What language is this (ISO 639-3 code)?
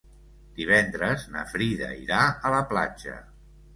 cat